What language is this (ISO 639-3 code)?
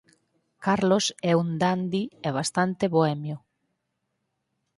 glg